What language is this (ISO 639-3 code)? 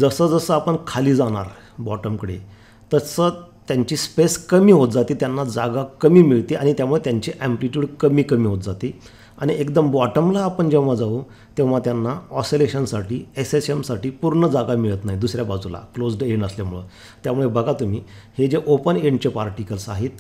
hin